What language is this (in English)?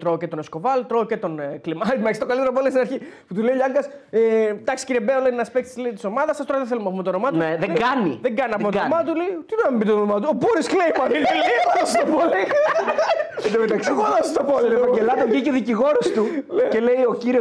Greek